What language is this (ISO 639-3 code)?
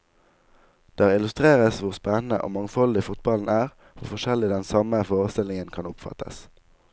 nor